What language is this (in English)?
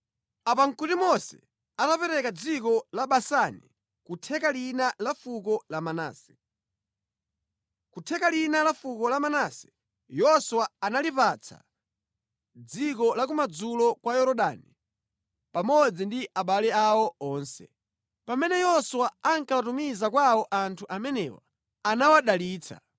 Nyanja